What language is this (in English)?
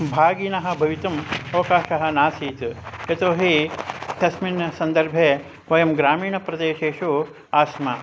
Sanskrit